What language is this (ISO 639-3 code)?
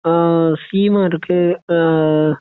mal